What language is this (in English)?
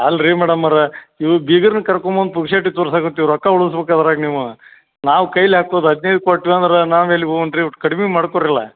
Kannada